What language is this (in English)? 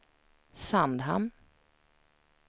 Swedish